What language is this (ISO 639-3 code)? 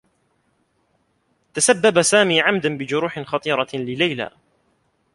ara